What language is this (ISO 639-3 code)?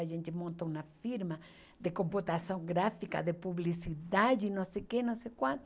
por